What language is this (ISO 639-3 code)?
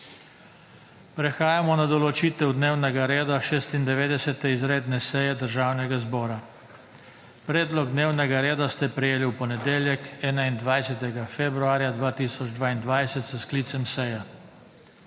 slv